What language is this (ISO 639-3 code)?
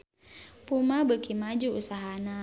sun